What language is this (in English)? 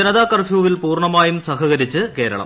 Malayalam